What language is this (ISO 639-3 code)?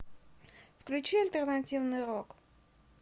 rus